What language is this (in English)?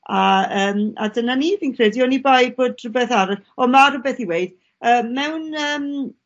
Welsh